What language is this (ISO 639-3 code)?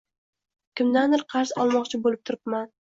uzb